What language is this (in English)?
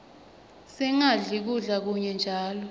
Swati